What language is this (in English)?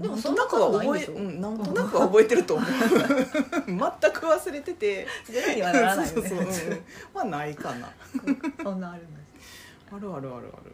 Japanese